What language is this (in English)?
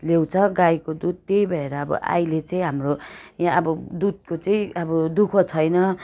Nepali